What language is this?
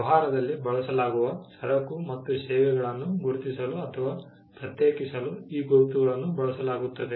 Kannada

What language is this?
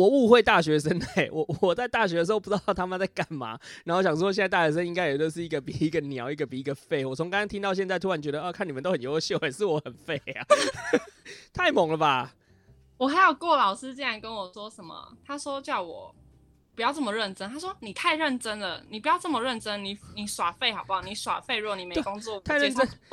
Chinese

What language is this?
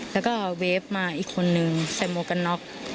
Thai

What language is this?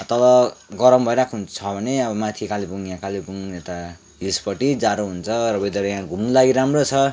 Nepali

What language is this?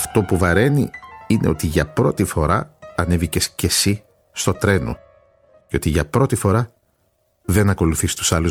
Greek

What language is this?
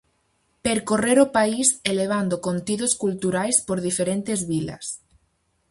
Galician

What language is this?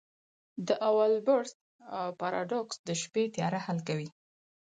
Pashto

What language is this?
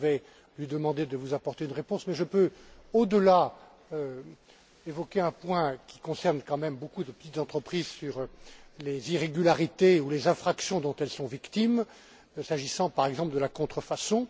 French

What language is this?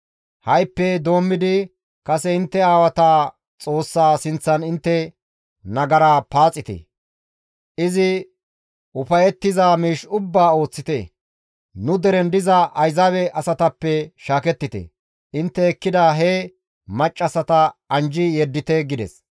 Gamo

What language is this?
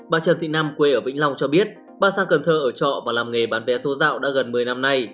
Vietnamese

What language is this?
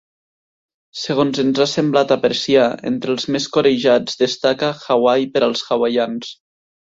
Catalan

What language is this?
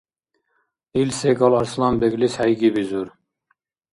Dargwa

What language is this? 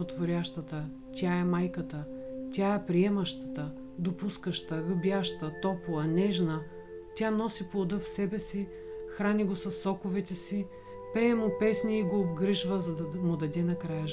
Bulgarian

